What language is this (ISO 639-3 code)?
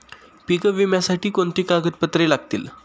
mar